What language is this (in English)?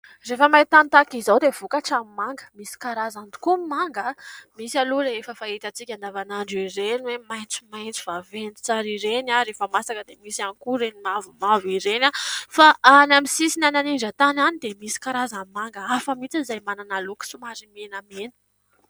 Malagasy